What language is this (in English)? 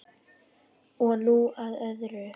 Icelandic